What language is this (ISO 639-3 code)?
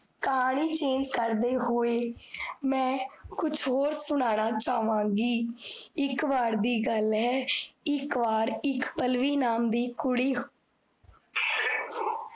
pan